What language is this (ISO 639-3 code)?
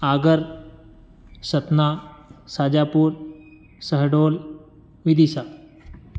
hin